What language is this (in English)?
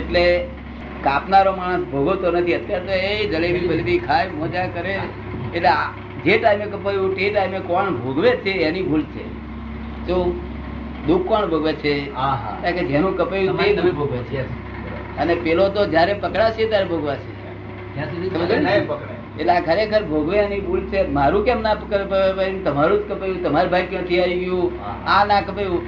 Gujarati